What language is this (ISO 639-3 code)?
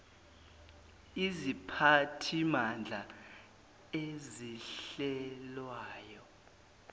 zul